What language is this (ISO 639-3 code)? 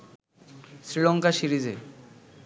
ben